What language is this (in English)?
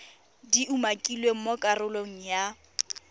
Tswana